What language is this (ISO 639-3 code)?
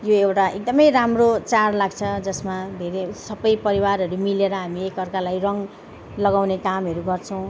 nep